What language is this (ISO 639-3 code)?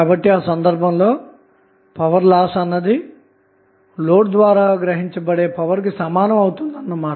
tel